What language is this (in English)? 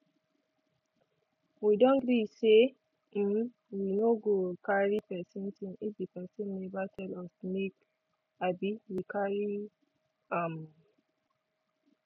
Nigerian Pidgin